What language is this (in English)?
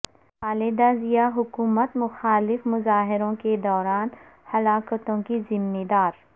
Urdu